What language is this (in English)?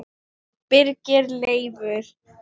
Icelandic